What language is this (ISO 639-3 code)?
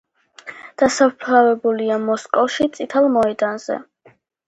kat